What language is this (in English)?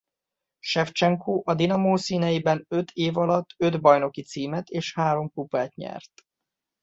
Hungarian